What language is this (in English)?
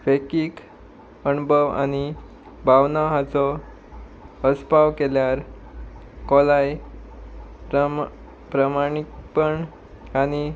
Konkani